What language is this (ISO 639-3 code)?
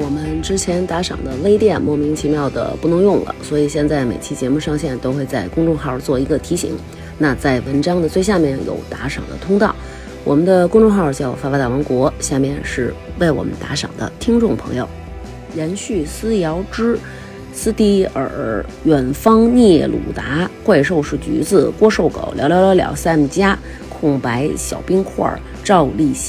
zho